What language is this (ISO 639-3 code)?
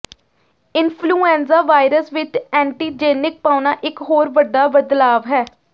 pan